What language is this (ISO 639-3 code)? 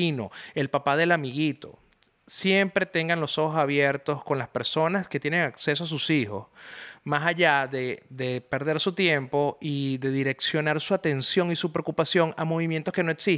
spa